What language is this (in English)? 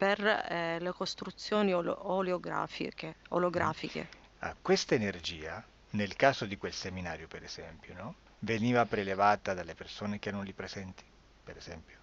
Italian